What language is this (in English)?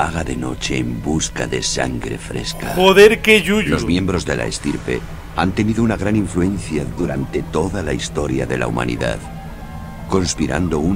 Spanish